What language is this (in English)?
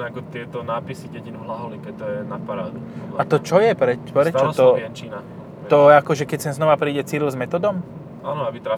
Slovak